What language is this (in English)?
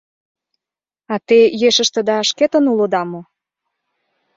Mari